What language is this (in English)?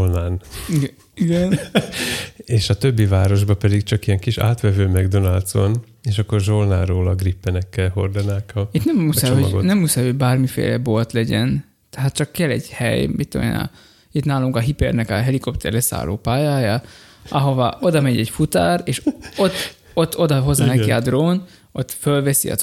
Hungarian